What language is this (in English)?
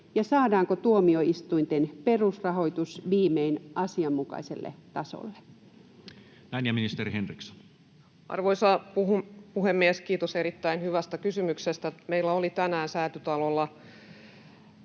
Finnish